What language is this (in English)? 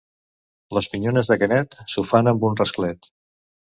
Catalan